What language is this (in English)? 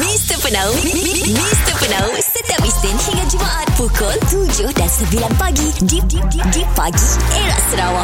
Malay